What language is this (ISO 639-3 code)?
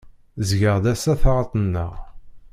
kab